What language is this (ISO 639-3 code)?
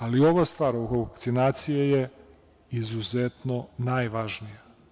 srp